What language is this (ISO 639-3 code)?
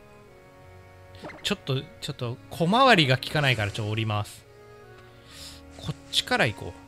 jpn